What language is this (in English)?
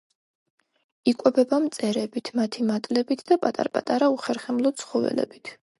Georgian